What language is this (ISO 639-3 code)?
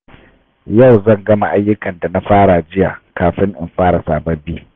hau